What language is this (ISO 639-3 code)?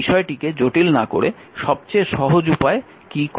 ben